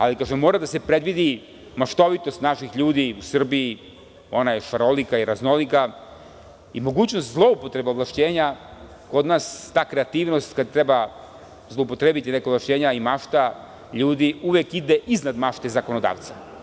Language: Serbian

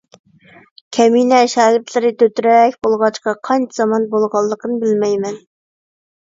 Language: Uyghur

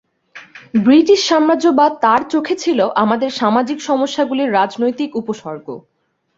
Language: Bangla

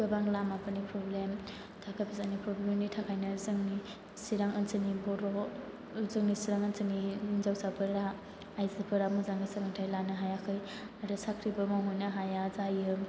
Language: Bodo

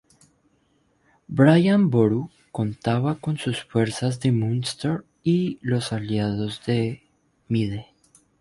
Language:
Spanish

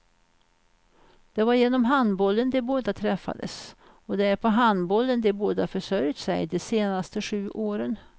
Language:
Swedish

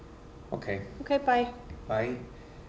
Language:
Icelandic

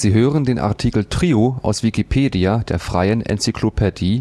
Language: German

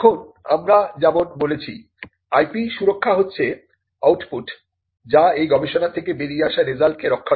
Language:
Bangla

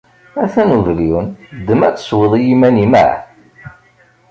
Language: Kabyle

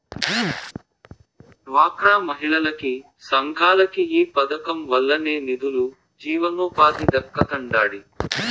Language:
Telugu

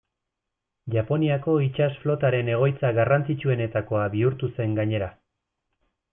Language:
Basque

